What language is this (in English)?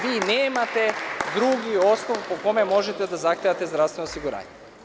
Serbian